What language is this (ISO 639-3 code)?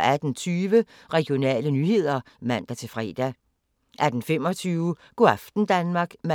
dan